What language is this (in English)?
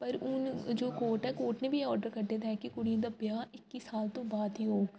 Dogri